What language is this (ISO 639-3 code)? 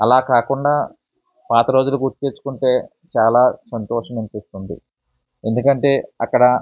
tel